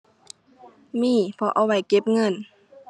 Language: Thai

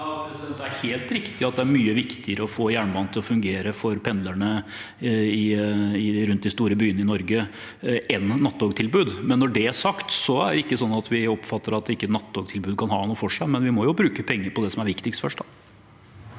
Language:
Norwegian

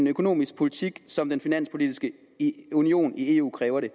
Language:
Danish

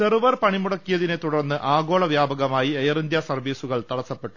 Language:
Malayalam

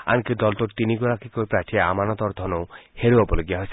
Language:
Assamese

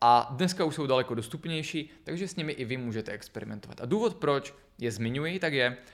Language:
Czech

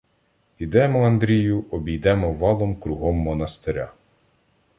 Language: Ukrainian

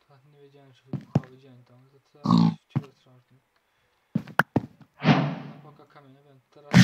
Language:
Polish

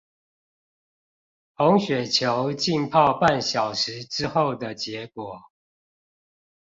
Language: Chinese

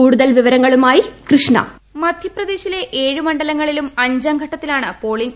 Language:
Malayalam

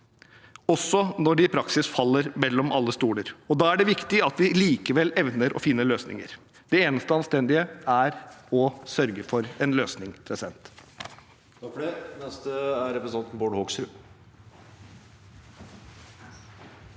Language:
Norwegian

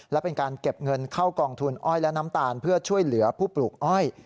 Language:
Thai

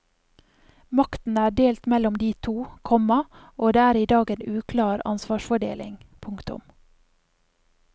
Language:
Norwegian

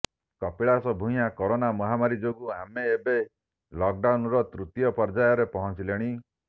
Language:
Odia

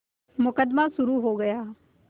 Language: Hindi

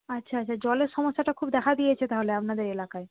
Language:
Bangla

